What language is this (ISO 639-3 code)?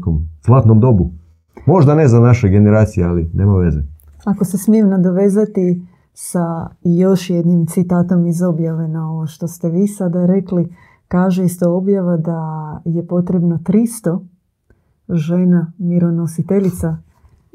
hrv